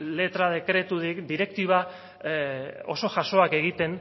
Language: Basque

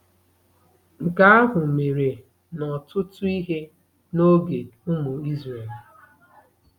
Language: Igbo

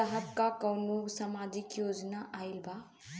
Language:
Bhojpuri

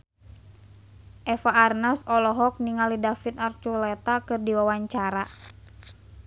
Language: Sundanese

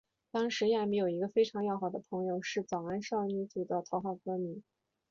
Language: Chinese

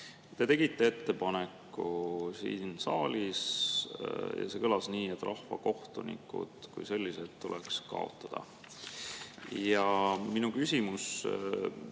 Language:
Estonian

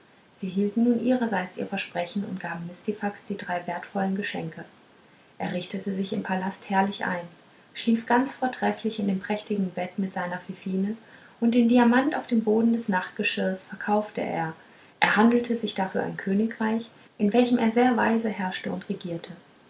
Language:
German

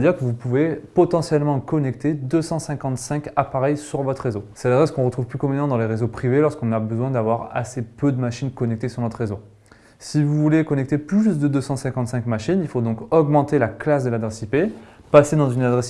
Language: French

